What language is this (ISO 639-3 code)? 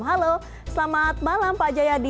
ind